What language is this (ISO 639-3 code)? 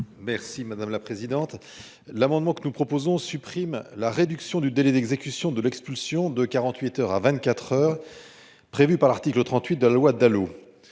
fra